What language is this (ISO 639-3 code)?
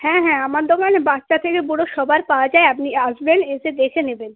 ben